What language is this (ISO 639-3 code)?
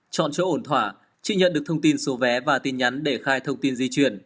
vie